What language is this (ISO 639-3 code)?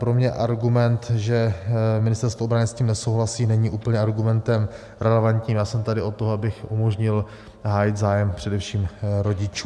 ces